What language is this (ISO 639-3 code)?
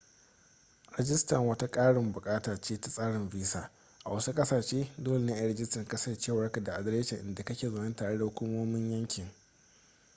hau